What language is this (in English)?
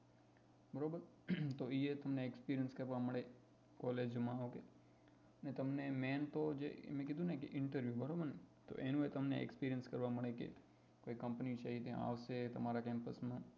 Gujarati